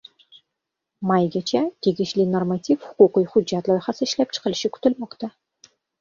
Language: Uzbek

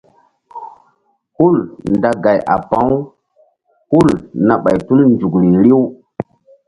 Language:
Mbum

